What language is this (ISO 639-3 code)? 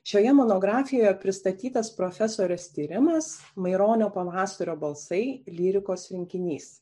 lit